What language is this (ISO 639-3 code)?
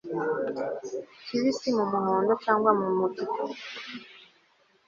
kin